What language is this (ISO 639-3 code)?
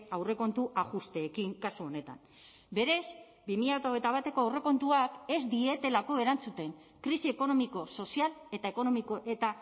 eus